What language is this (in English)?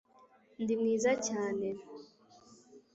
Kinyarwanda